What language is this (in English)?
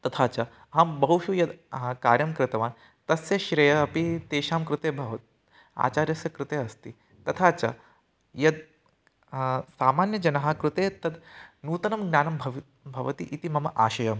Sanskrit